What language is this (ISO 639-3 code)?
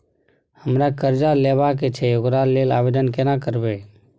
mai